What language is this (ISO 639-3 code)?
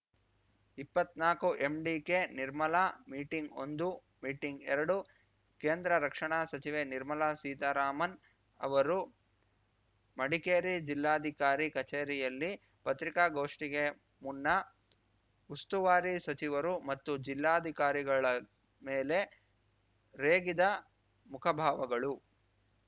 kan